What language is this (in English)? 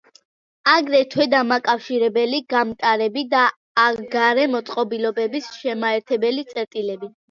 Georgian